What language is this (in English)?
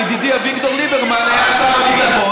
Hebrew